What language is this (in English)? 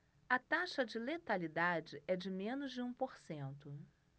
Portuguese